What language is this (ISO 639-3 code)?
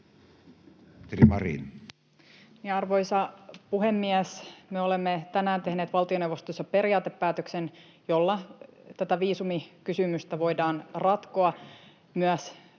fin